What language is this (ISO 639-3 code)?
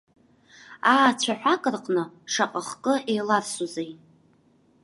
abk